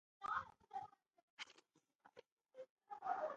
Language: Malayalam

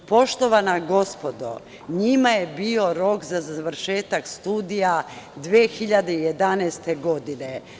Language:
Serbian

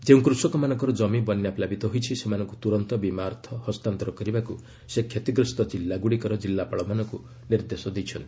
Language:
Odia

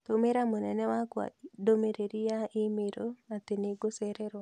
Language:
Kikuyu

